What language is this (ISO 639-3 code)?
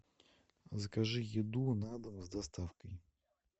rus